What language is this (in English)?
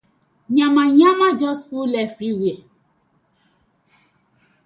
Nigerian Pidgin